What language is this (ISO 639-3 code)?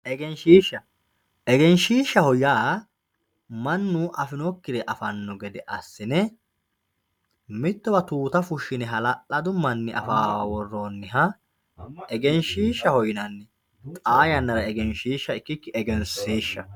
sid